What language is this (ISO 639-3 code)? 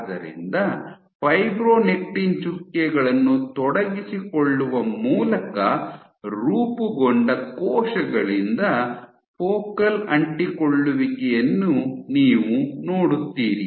kan